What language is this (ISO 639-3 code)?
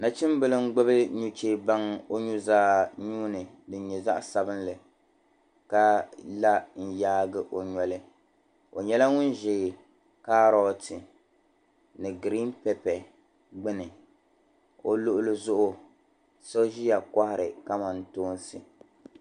dag